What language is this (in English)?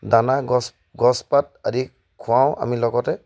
Assamese